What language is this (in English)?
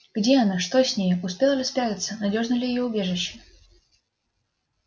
Russian